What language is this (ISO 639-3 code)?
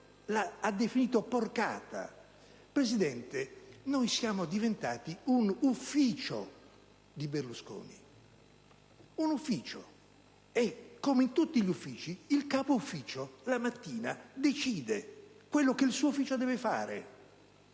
ita